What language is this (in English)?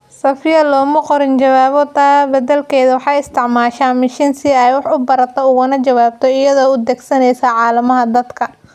Somali